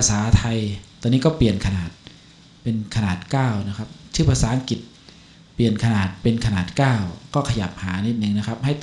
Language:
Thai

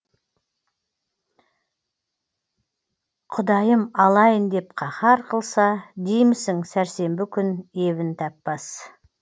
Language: Kazakh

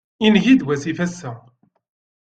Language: Kabyle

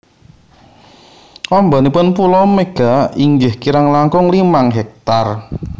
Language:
Javanese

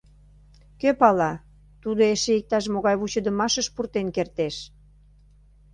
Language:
Mari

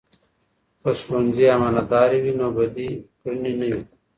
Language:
Pashto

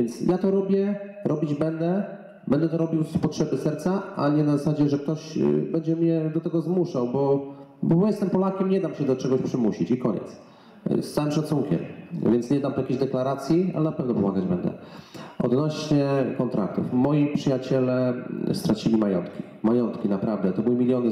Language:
Polish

